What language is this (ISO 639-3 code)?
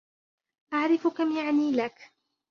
ara